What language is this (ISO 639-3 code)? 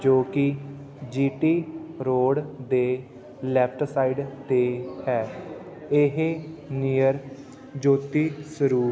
pan